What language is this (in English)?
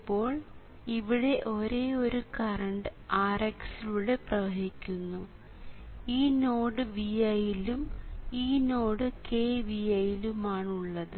Malayalam